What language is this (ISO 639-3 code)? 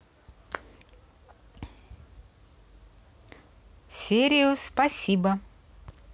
rus